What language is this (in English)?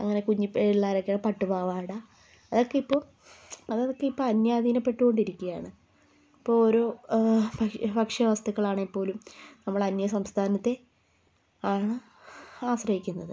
Malayalam